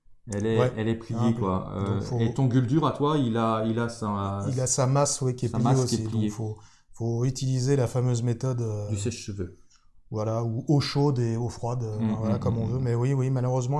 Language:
French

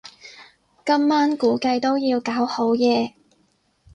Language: Cantonese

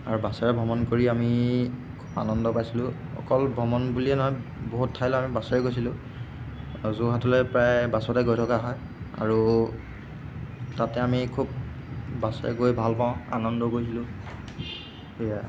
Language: Assamese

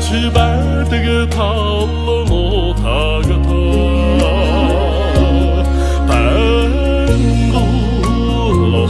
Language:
Spanish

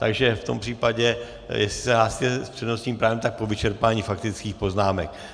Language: Czech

